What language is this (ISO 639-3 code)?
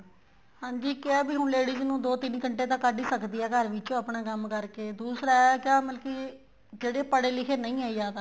pan